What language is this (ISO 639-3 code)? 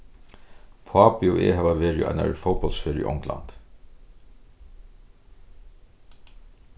fao